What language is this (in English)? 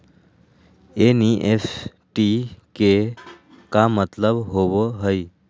Magahi